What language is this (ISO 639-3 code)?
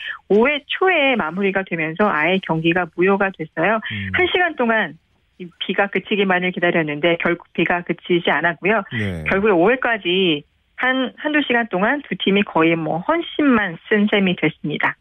kor